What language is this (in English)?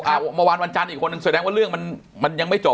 Thai